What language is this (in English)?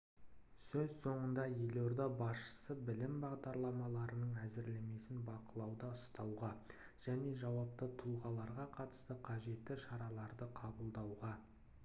Kazakh